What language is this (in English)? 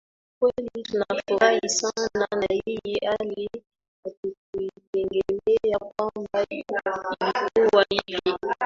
Swahili